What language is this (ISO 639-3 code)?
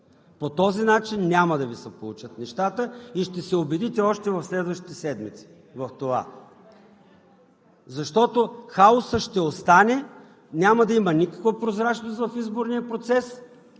bul